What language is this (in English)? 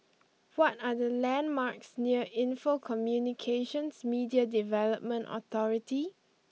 English